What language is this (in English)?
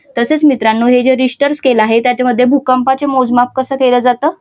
Marathi